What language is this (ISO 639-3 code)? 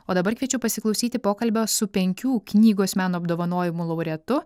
lit